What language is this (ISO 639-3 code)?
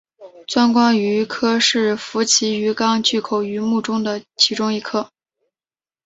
zho